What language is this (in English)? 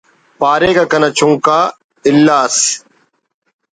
Brahui